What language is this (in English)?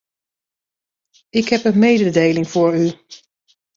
Dutch